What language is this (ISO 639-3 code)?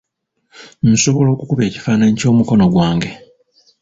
lug